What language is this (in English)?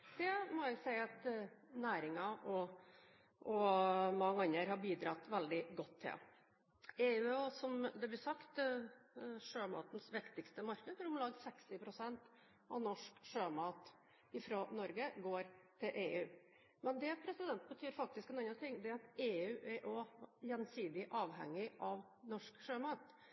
Norwegian Bokmål